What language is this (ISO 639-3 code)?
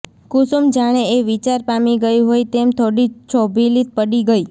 guj